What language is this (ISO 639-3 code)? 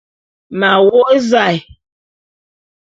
bum